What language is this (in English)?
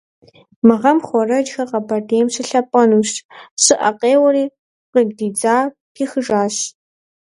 Kabardian